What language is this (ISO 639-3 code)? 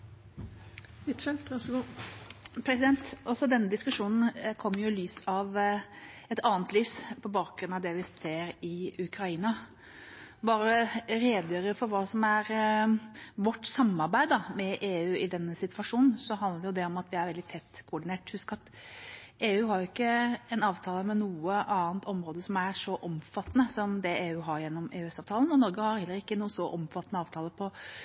nob